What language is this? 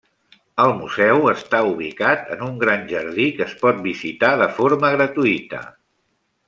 Catalan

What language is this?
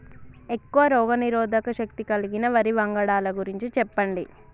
Telugu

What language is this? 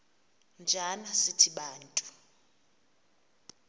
Xhosa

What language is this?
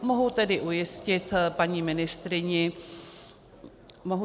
Czech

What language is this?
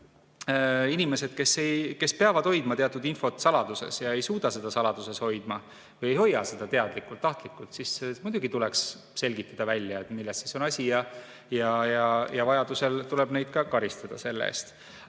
Estonian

